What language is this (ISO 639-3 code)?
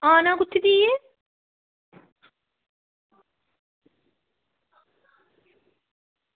doi